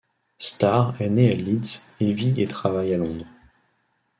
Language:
French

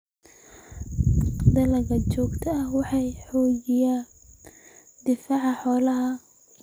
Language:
Somali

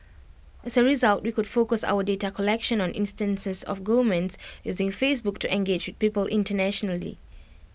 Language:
English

